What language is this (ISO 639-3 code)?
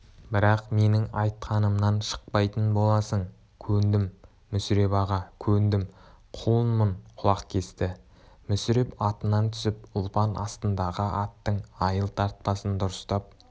kaz